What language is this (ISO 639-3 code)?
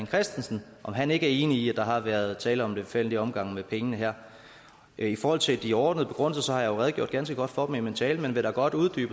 dan